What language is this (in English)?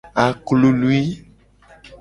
Gen